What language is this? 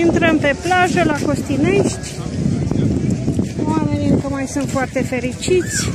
Romanian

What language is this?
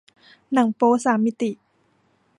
Thai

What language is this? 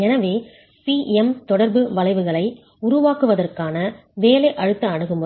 Tamil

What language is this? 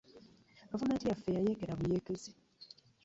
Ganda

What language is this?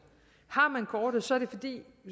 Danish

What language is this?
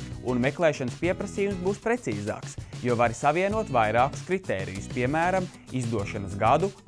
Latvian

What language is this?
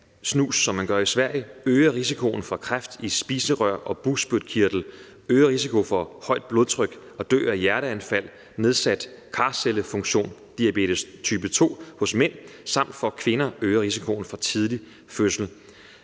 Danish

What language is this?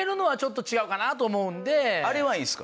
Japanese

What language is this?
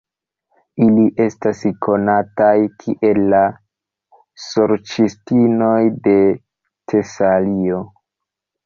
Esperanto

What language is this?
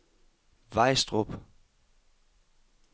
Danish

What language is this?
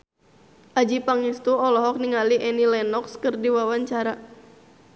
Sundanese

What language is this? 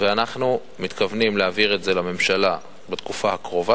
Hebrew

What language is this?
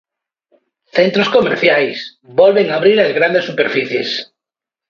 Galician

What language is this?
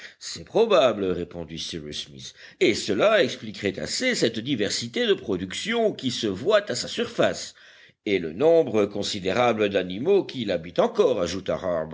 French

